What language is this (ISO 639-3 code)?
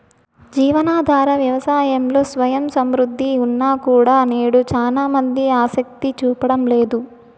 tel